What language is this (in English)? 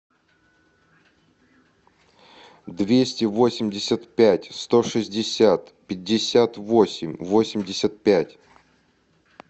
Russian